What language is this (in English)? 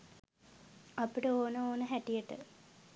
Sinhala